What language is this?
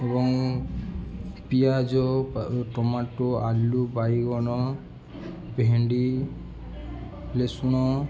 Odia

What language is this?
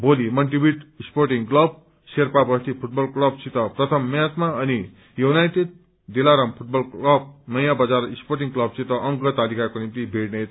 Nepali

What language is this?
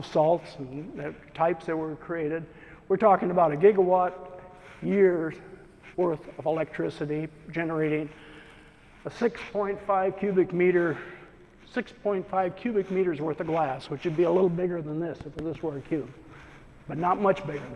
English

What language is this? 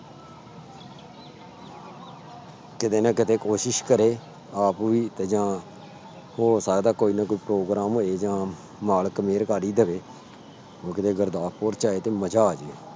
Punjabi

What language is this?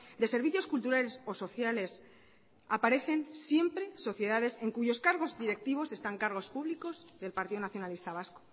Spanish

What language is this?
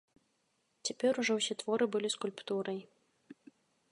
Belarusian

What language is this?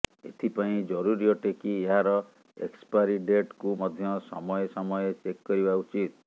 Odia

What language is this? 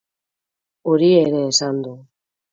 Basque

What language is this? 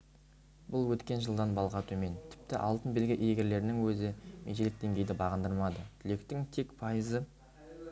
Kazakh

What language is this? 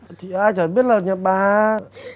Vietnamese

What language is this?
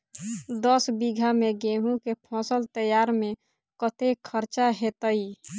Maithili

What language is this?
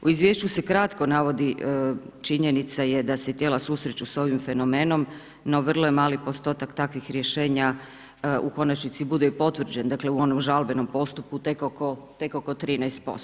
Croatian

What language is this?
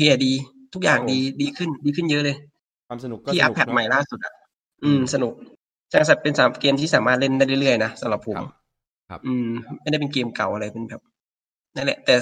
Thai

